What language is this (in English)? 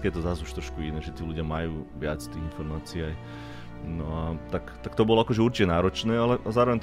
Slovak